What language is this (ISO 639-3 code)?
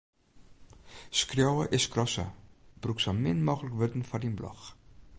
fry